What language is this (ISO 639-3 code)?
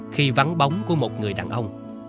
vie